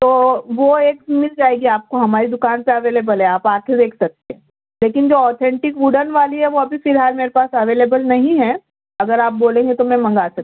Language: Urdu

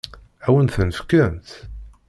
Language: Kabyle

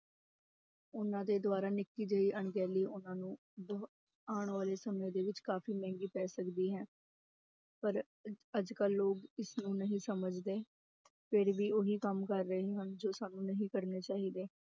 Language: Punjabi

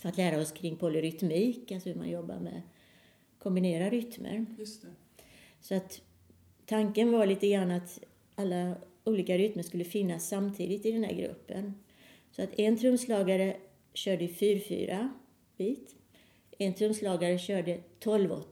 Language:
Swedish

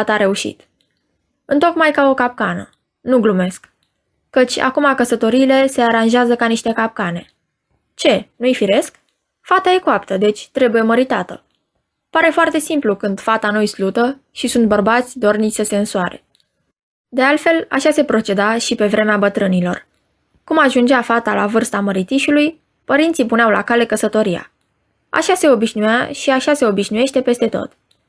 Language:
Romanian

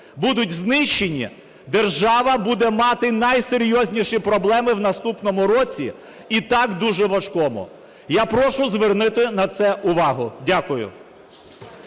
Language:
Ukrainian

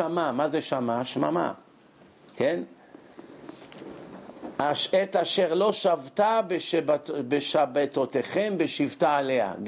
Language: Hebrew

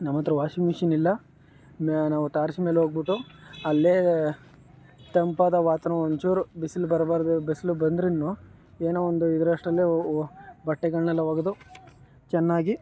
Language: Kannada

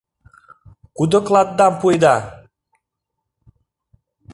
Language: Mari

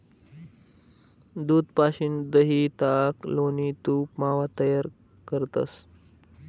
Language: Marathi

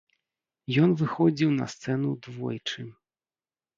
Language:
Belarusian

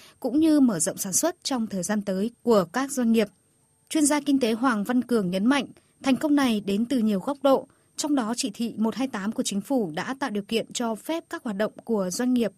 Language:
Vietnamese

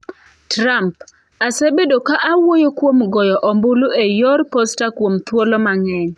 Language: Luo (Kenya and Tanzania)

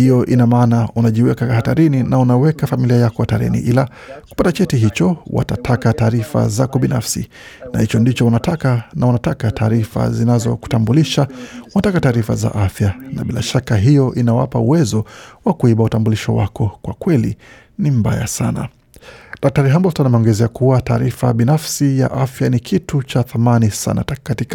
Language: Swahili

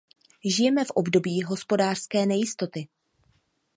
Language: Czech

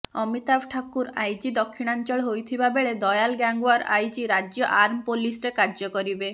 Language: Odia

